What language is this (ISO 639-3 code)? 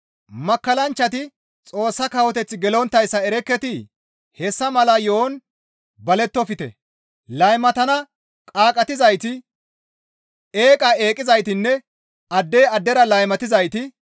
gmv